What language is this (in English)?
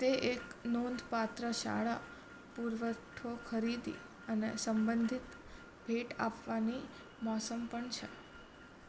Gujarati